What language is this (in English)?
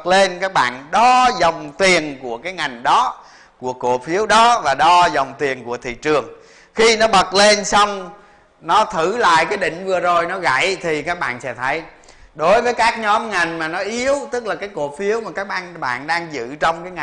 Vietnamese